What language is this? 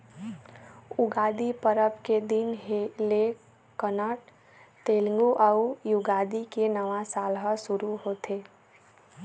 Chhattisgarhi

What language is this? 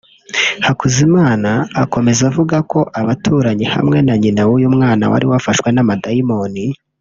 Kinyarwanda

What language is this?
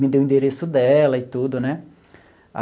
Portuguese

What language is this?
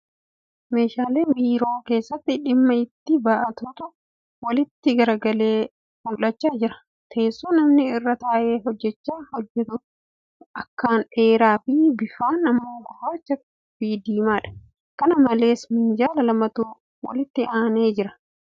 Oromo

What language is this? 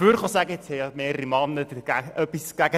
Swiss German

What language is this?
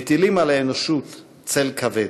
Hebrew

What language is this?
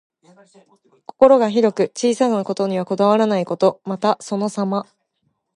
Japanese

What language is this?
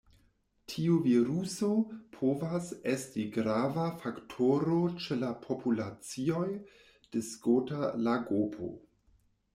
Esperanto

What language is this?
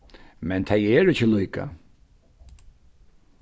Faroese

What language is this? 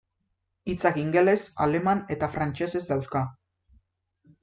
Basque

